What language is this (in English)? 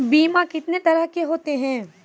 Maithili